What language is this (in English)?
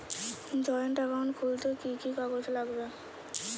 Bangla